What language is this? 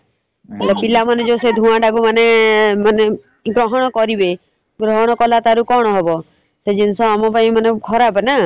Odia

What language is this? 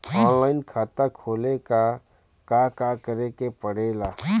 Bhojpuri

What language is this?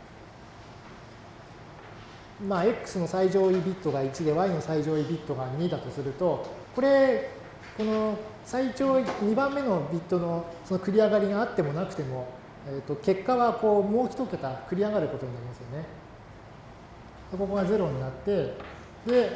Japanese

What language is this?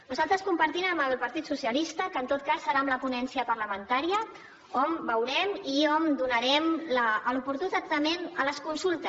Catalan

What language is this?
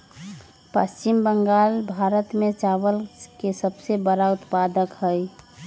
Magahi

